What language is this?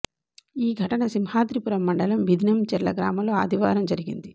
Telugu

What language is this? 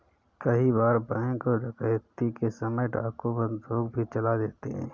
Hindi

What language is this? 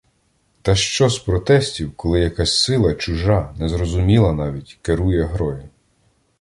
Ukrainian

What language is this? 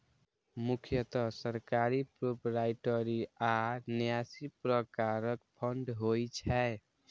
Maithili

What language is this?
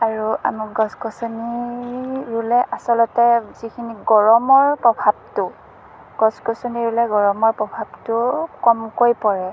Assamese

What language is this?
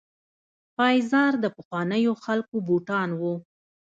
Pashto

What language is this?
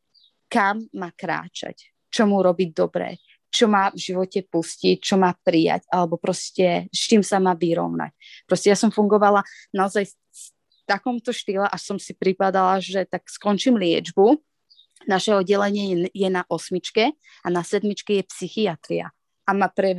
Slovak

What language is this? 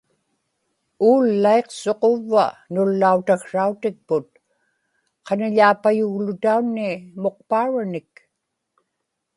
Inupiaq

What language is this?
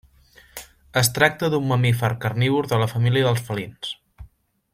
Catalan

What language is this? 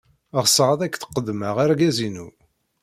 Kabyle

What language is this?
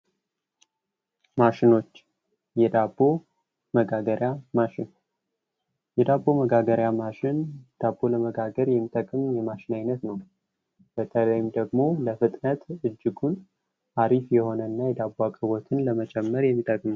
Amharic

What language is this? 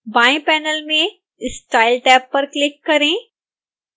Hindi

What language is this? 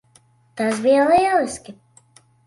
Latvian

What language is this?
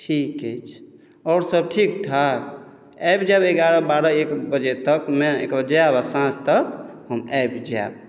Maithili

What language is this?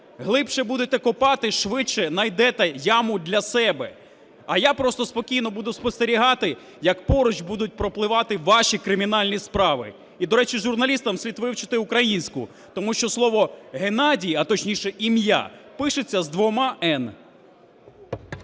Ukrainian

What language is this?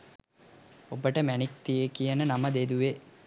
Sinhala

